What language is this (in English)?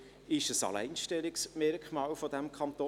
Swiss German